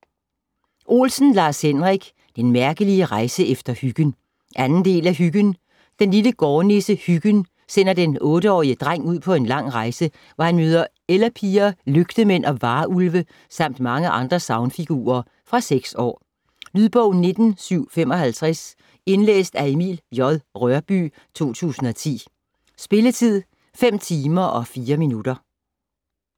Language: Danish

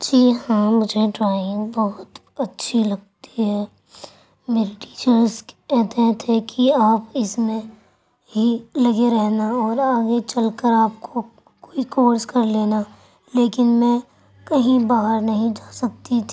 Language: Urdu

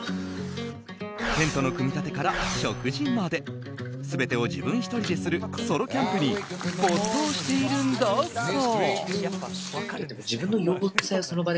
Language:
Japanese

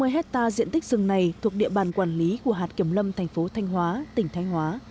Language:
Vietnamese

